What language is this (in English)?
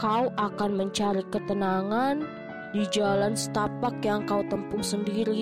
Indonesian